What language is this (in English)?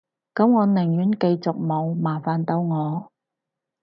Cantonese